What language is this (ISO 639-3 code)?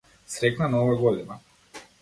mkd